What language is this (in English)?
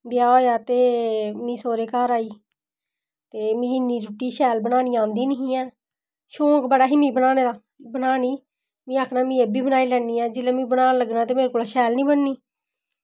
Dogri